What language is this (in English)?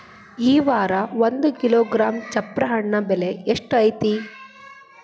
Kannada